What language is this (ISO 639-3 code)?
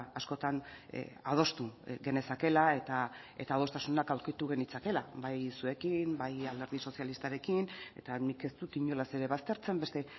eus